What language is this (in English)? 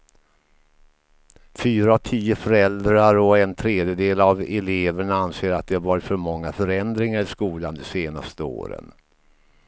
Swedish